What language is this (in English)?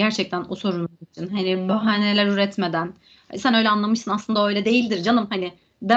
Turkish